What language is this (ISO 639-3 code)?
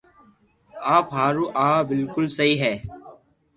lrk